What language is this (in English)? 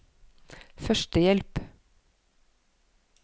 Norwegian